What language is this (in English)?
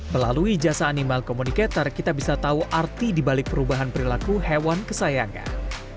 Indonesian